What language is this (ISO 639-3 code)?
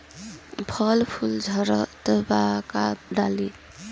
bho